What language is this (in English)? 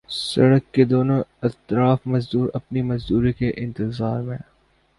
Urdu